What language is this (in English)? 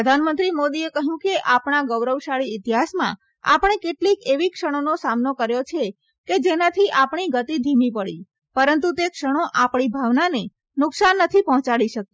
Gujarati